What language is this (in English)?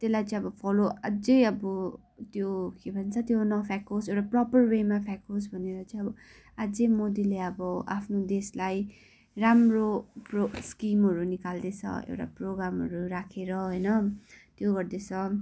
Nepali